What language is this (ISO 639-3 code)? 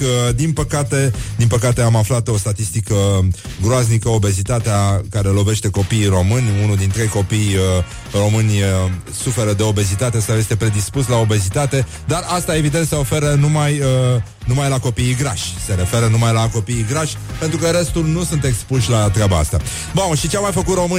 ron